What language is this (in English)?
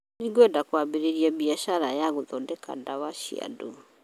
Kikuyu